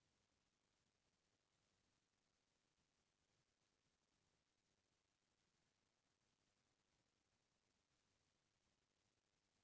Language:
Chhattisgarhi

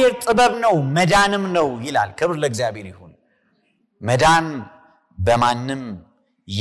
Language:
Amharic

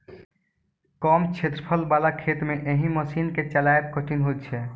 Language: Maithili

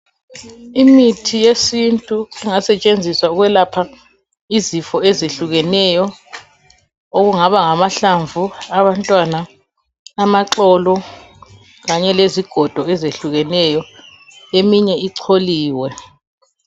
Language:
North Ndebele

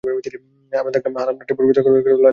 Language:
Bangla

